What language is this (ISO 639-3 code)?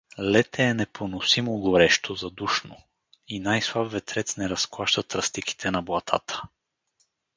bul